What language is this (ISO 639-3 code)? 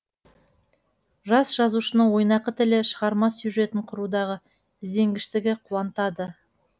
kaz